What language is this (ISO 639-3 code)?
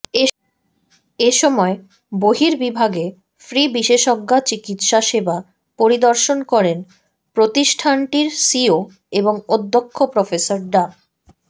ben